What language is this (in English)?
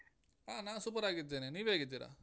Kannada